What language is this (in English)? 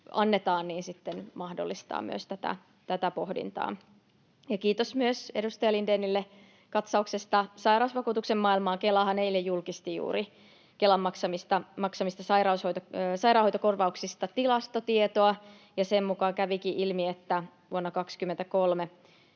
Finnish